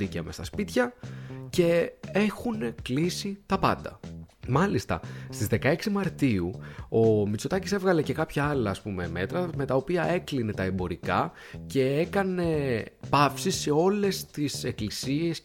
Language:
Greek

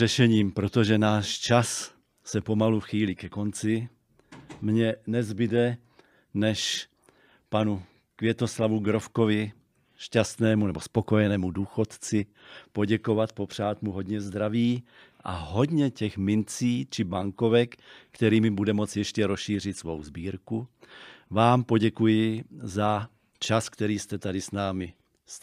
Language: Czech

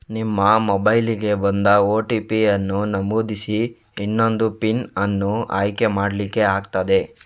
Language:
Kannada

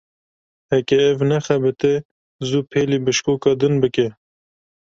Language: Kurdish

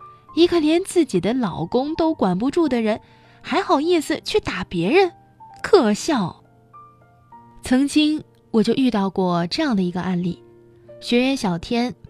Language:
Chinese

